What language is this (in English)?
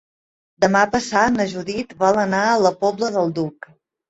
Catalan